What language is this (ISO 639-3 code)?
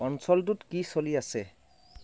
asm